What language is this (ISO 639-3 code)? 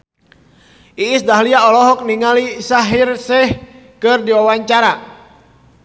sun